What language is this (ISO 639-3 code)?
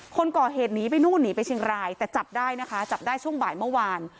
tha